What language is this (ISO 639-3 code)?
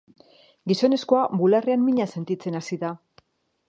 eus